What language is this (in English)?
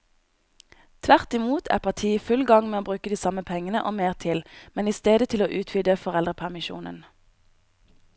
Norwegian